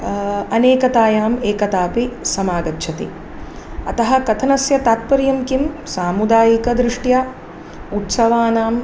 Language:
Sanskrit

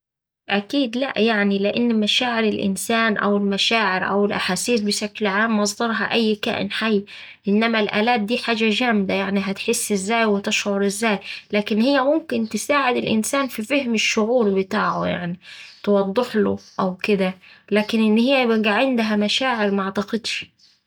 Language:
Saidi Arabic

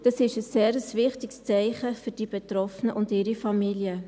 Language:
Swiss German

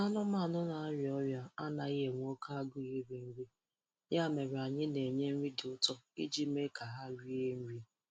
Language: Igbo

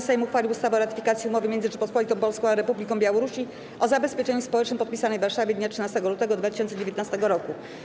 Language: Polish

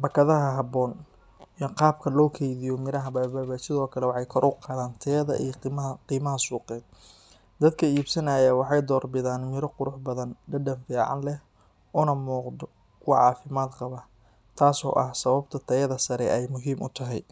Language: Somali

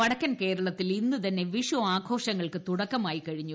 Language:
Malayalam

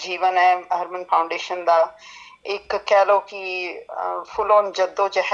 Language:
Punjabi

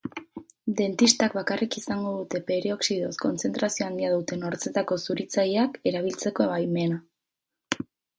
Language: Basque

